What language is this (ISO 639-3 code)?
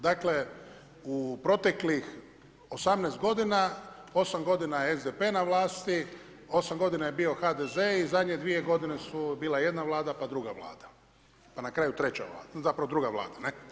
hrv